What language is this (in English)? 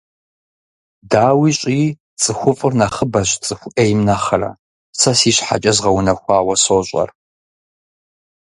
Kabardian